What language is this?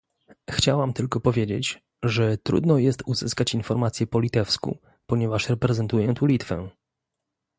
Polish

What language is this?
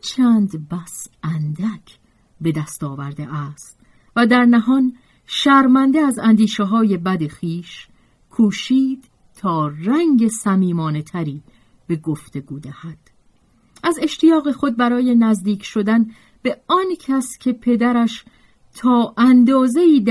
Persian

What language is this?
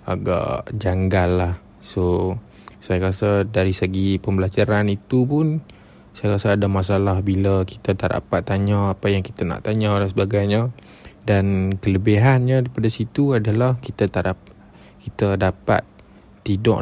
Malay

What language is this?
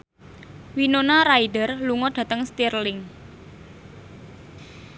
Javanese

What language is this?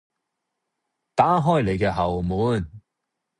Cantonese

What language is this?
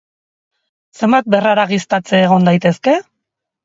Basque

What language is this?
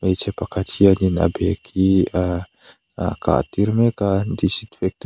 Mizo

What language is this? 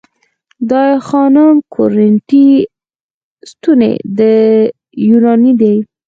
Pashto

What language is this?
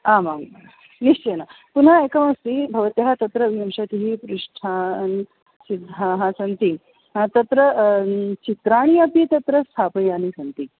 Sanskrit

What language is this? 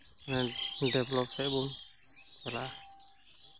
Santali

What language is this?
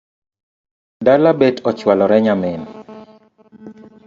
Luo (Kenya and Tanzania)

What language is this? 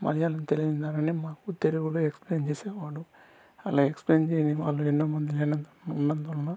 Telugu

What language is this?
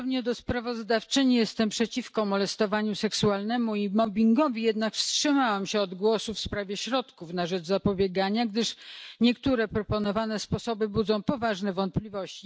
Polish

